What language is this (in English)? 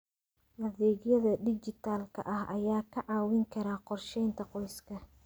Somali